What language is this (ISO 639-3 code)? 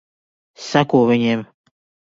lav